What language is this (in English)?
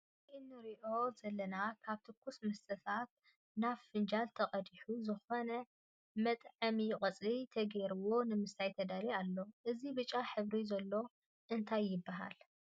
Tigrinya